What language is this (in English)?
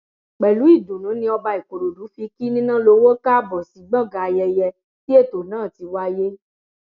Yoruba